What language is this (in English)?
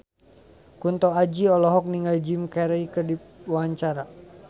Sundanese